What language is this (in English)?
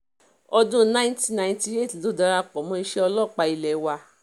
Yoruba